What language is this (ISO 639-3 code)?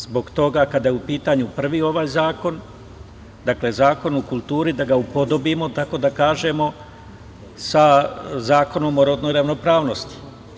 srp